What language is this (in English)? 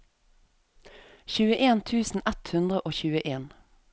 Norwegian